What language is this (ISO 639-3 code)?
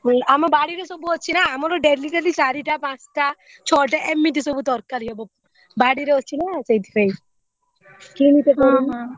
ori